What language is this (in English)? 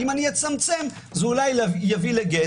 Hebrew